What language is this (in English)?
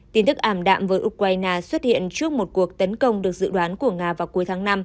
Vietnamese